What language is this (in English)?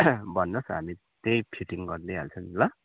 Nepali